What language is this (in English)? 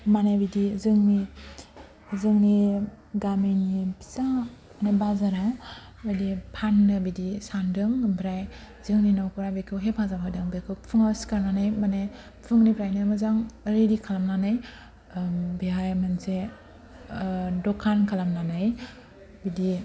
Bodo